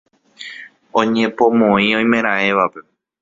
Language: Guarani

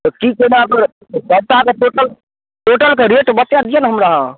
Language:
Maithili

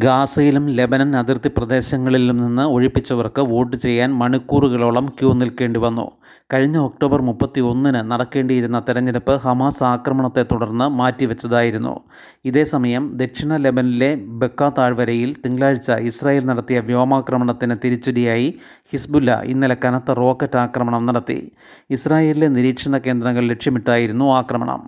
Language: Malayalam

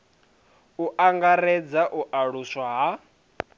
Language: Venda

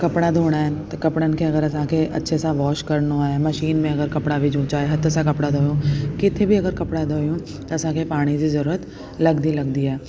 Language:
Sindhi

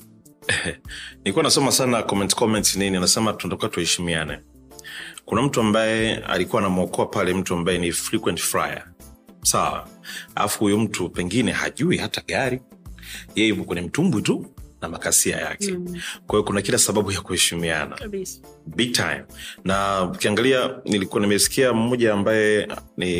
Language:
Swahili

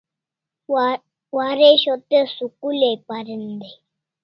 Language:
Kalasha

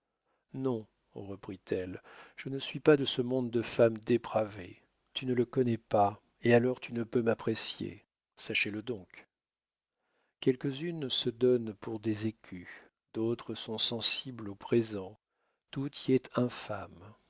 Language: French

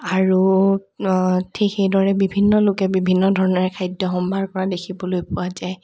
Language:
Assamese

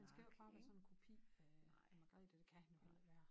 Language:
Danish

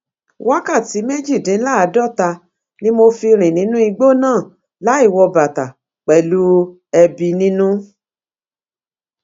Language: Yoruba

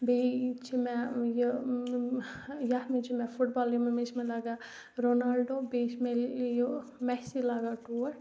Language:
Kashmiri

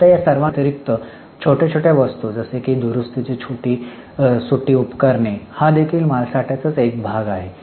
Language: Marathi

